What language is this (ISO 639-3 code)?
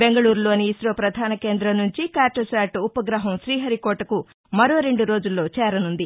tel